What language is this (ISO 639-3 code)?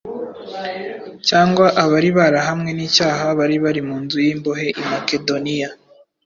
kin